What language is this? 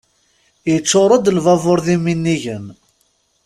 Kabyle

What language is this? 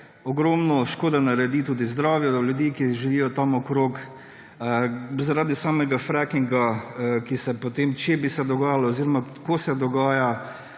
Slovenian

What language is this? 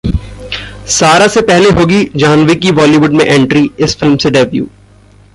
Hindi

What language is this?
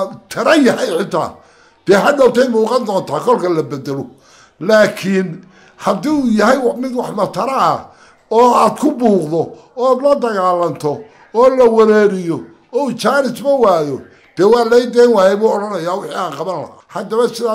Arabic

